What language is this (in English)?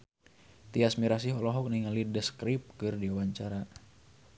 Sundanese